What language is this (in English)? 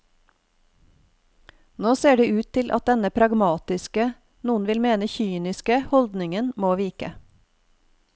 Norwegian